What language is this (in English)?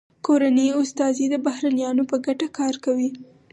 Pashto